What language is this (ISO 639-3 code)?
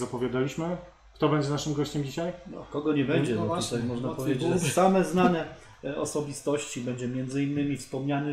pol